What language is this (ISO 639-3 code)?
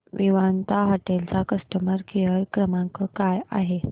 mar